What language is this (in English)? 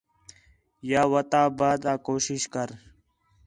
Khetrani